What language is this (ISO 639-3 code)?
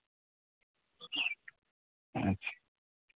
sat